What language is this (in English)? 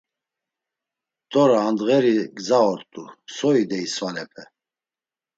Laz